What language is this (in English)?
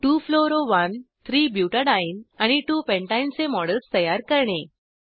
Marathi